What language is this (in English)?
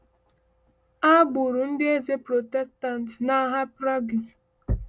Igbo